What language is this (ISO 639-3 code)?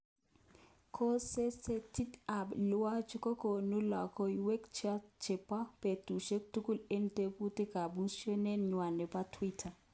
kln